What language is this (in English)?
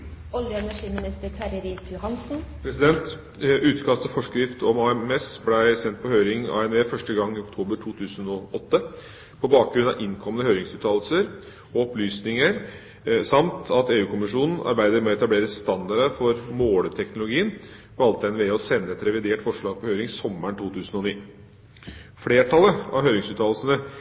Norwegian Bokmål